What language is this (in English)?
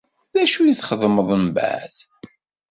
Kabyle